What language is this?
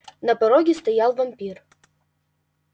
Russian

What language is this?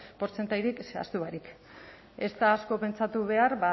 Basque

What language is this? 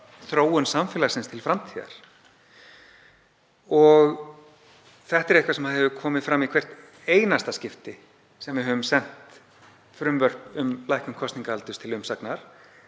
Icelandic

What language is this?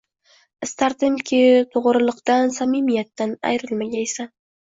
Uzbek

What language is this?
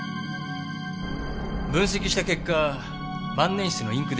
Japanese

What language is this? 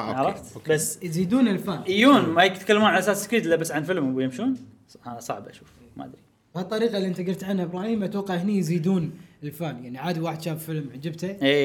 Arabic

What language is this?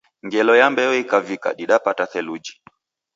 Taita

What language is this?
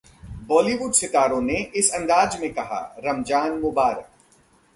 Hindi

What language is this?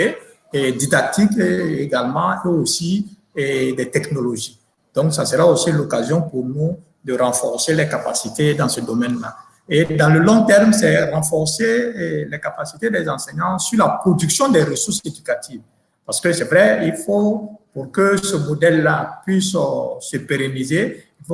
French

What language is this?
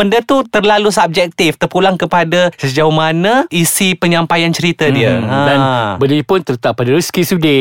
Malay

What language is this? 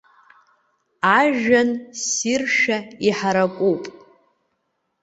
Abkhazian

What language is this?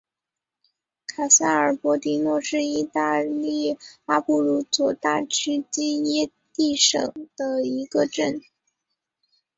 Chinese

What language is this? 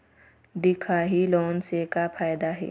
Chhattisgarhi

